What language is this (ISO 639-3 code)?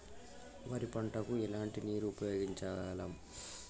tel